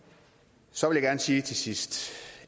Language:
Danish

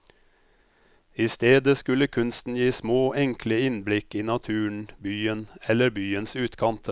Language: Norwegian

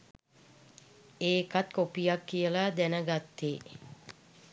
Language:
Sinhala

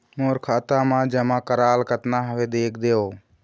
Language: Chhattisgarhi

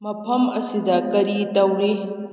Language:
Manipuri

